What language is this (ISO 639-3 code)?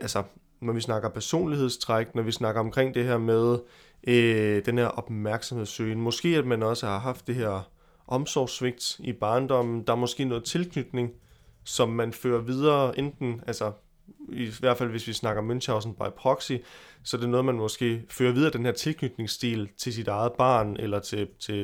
dan